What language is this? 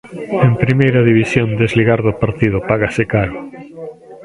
Galician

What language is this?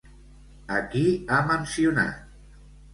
Catalan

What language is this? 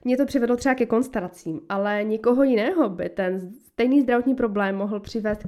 Czech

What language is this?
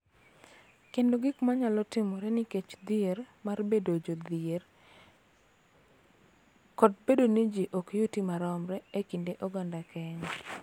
Luo (Kenya and Tanzania)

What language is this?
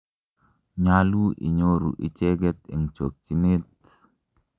Kalenjin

